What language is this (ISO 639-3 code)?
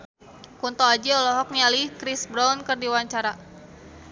sun